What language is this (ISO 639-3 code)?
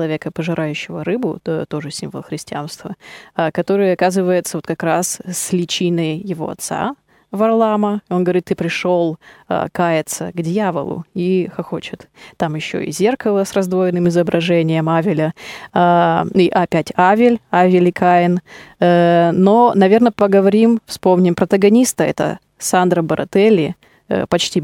rus